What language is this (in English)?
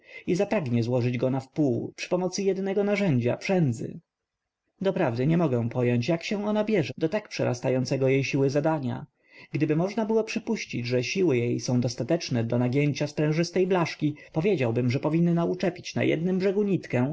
Polish